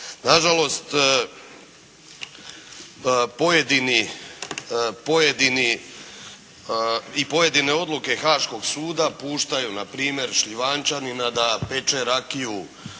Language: Croatian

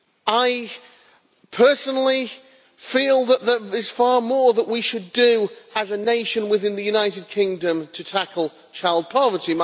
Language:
English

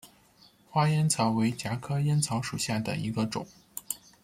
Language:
Chinese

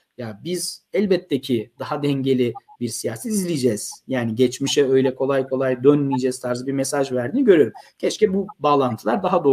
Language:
Turkish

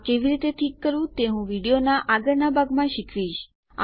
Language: Gujarati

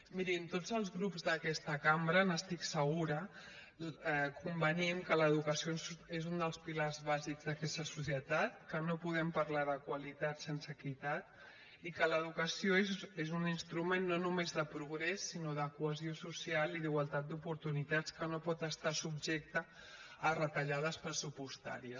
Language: Catalan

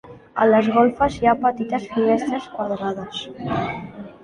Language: Catalan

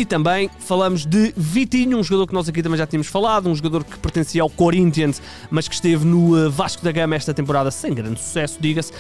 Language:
Portuguese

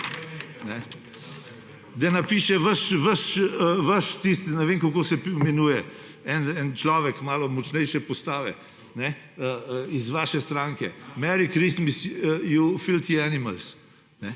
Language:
Slovenian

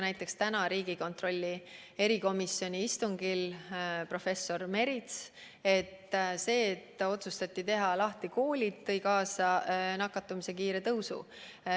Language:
Estonian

